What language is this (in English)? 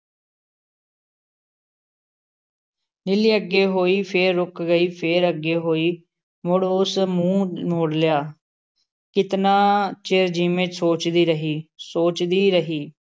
Punjabi